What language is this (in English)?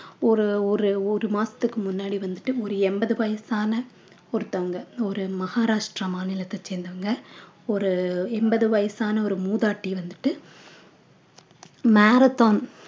Tamil